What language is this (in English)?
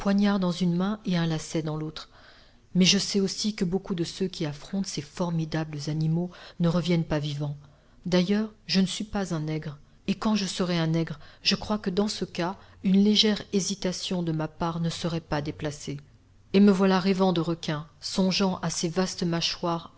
French